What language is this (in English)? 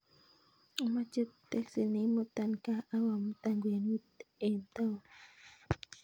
Kalenjin